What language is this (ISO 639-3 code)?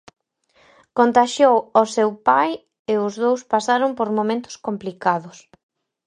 glg